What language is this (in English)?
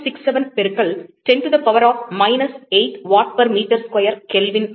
Tamil